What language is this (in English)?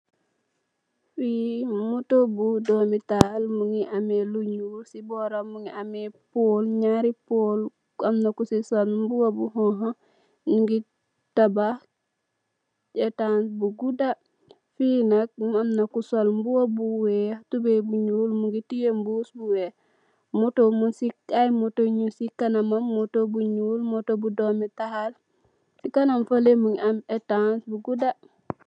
Wolof